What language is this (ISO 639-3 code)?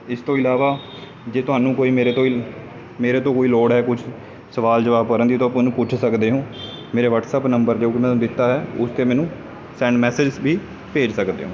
pan